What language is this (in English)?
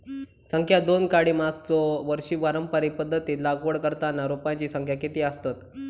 Marathi